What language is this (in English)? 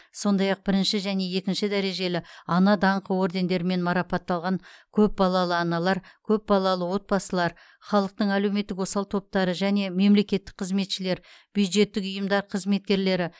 Kazakh